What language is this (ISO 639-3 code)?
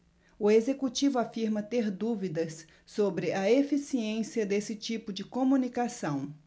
por